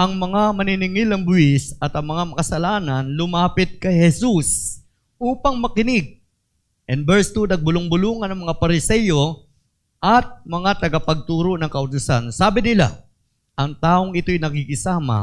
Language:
Filipino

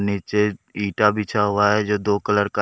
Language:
Hindi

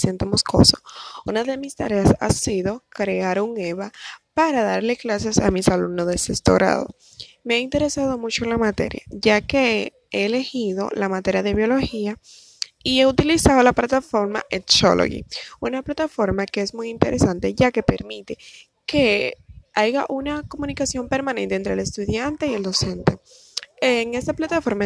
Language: Spanish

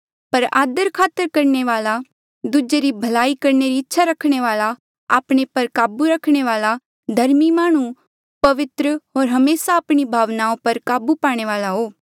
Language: Mandeali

